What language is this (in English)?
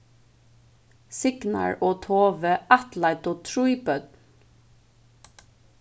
Faroese